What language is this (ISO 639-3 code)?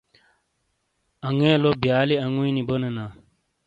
scl